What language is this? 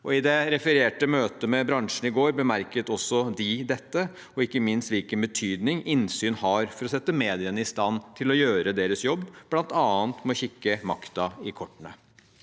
Norwegian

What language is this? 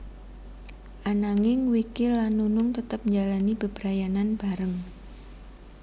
Javanese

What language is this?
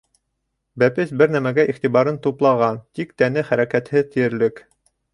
Bashkir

